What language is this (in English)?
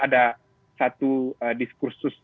Indonesian